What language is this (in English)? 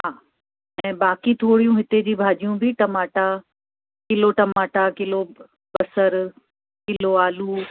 Sindhi